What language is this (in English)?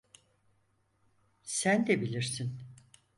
Turkish